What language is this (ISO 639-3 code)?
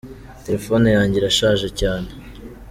kin